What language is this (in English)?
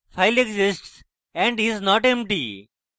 Bangla